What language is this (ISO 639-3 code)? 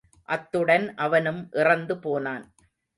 tam